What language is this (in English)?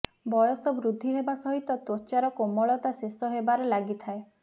Odia